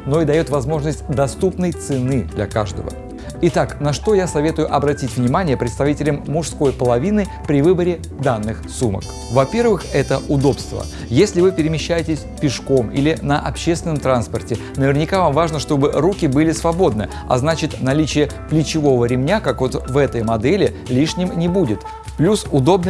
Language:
Russian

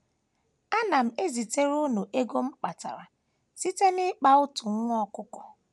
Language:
Igbo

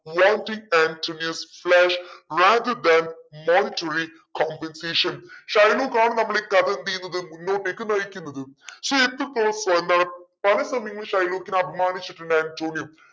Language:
Malayalam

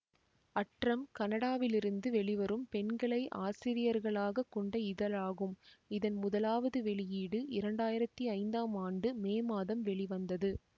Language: Tamil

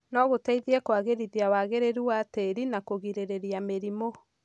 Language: Kikuyu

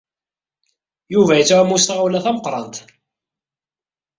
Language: Kabyle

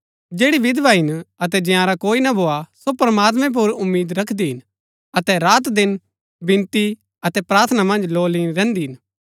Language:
Gaddi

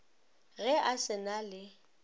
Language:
Northern Sotho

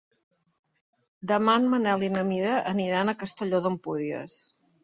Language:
Catalan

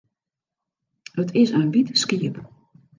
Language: Western Frisian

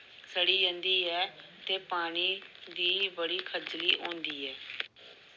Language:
Dogri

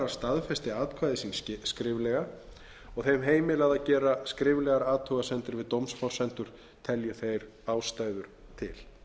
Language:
Icelandic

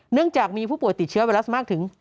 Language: Thai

